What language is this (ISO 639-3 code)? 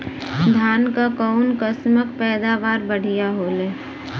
bho